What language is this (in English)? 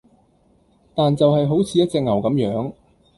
Cantonese